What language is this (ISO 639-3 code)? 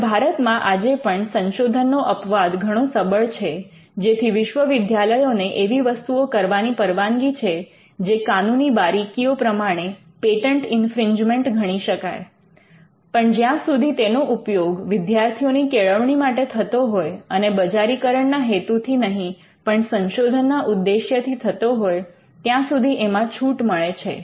guj